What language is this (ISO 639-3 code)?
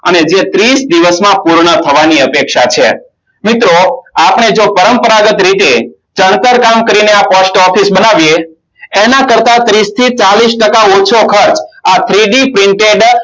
guj